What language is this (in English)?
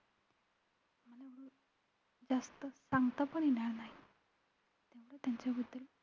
Marathi